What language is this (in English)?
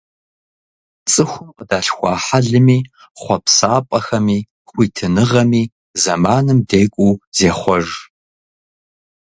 Kabardian